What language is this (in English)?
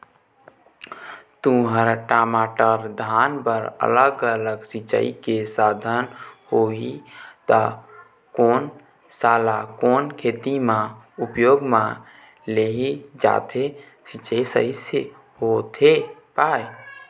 Chhattisgarhi